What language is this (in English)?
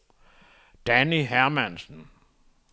Danish